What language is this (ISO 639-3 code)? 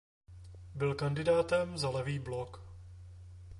ces